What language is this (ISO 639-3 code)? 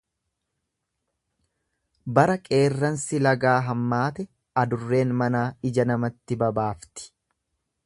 orm